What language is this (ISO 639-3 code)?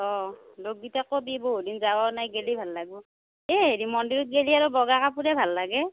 asm